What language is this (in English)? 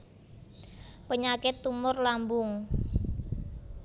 Javanese